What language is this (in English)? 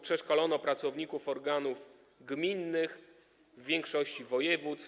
Polish